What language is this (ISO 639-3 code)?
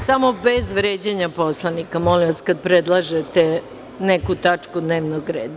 srp